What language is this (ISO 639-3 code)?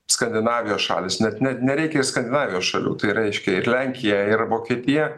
lit